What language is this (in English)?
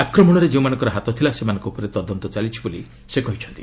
Odia